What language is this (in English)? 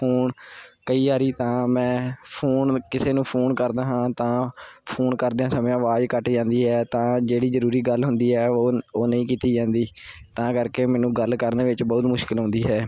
Punjabi